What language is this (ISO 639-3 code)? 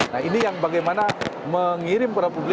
ind